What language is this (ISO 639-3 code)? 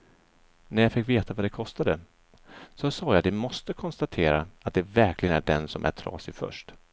swe